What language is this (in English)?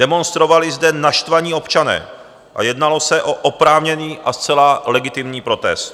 Czech